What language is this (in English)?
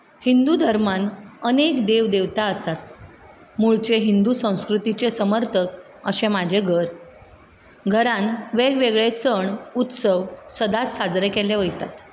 Konkani